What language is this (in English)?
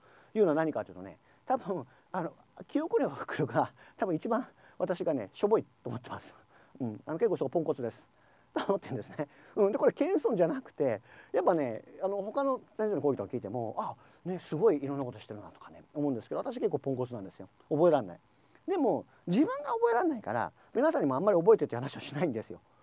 Japanese